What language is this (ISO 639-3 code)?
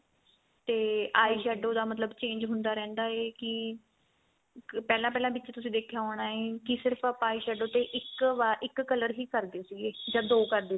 pan